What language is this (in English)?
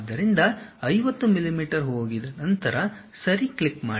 Kannada